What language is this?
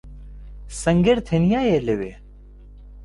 Central Kurdish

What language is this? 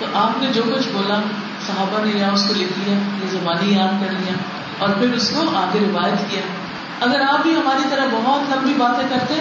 Urdu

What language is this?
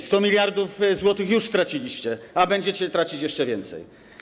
Polish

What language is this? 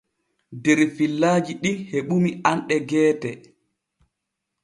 Borgu Fulfulde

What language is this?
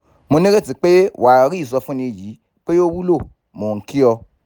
Yoruba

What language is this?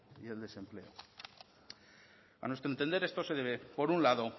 Spanish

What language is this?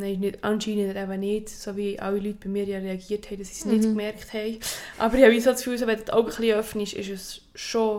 German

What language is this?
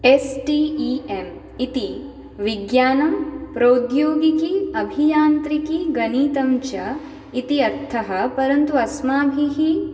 Sanskrit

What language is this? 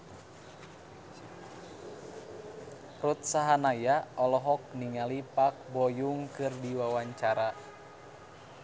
Sundanese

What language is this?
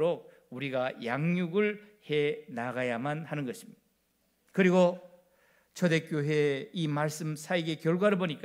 Korean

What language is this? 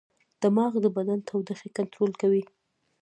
Pashto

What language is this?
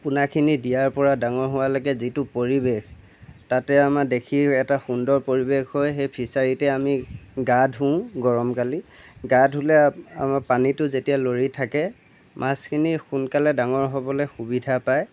Assamese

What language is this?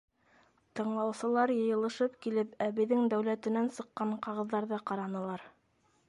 Bashkir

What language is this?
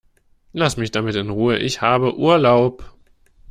German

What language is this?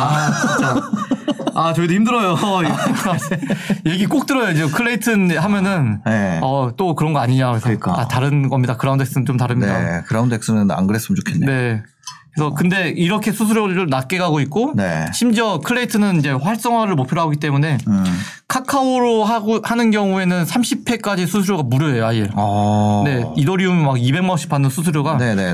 Korean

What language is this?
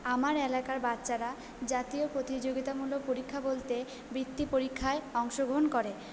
Bangla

